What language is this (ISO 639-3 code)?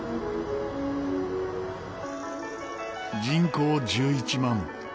jpn